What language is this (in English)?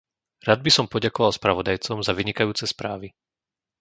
Slovak